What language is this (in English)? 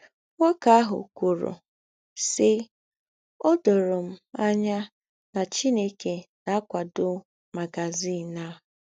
Igbo